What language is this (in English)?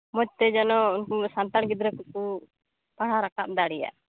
Santali